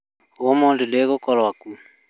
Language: Kikuyu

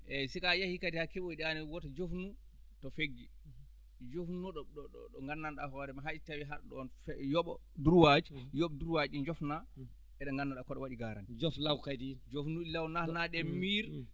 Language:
Fula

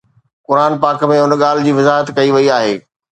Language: Sindhi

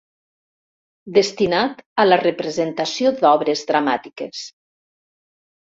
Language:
Catalan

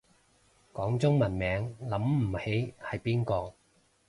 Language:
Cantonese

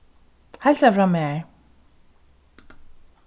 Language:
Faroese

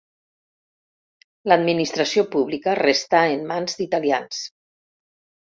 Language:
Catalan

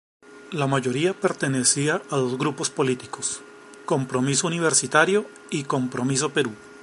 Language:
Spanish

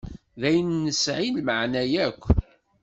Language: Kabyle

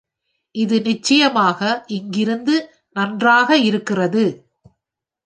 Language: Tamil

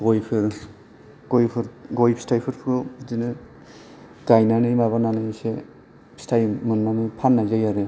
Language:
Bodo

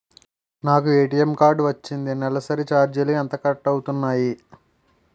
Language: Telugu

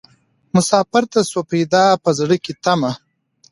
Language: Pashto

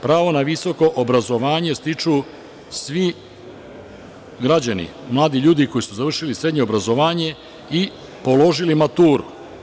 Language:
Serbian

